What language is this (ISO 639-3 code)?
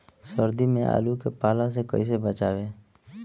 bho